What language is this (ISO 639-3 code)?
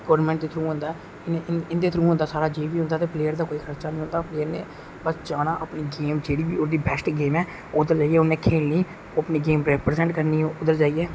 doi